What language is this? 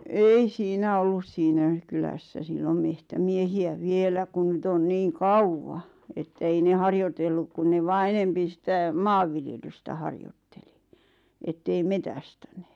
Finnish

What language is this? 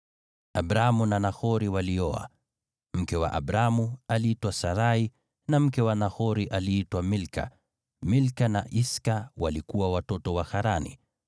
Swahili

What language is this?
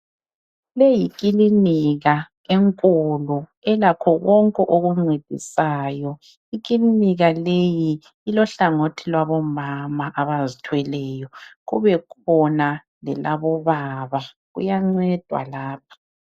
North Ndebele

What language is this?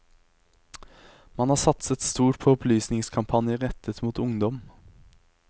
Norwegian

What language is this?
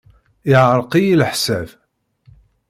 Kabyle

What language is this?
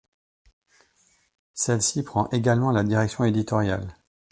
French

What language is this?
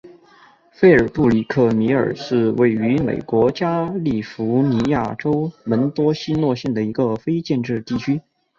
Chinese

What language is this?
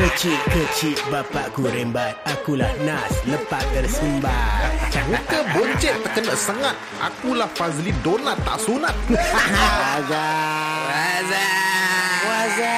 Malay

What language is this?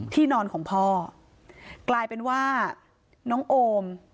Thai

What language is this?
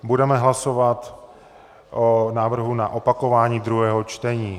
Czech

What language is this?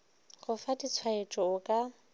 Northern Sotho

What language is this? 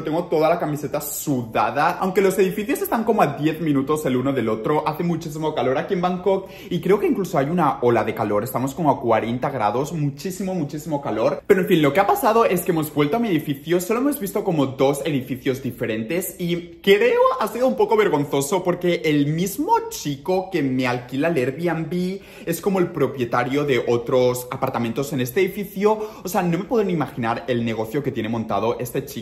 Spanish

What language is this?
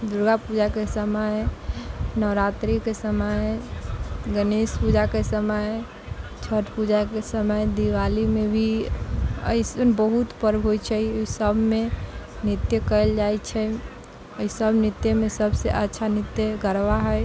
Maithili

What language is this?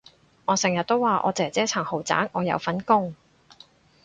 Cantonese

